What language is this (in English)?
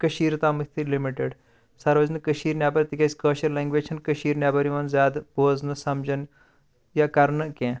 Kashmiri